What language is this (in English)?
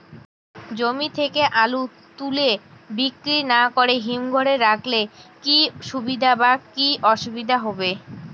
Bangla